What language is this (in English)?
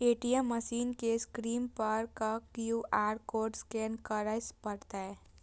Maithili